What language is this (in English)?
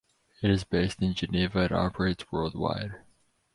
English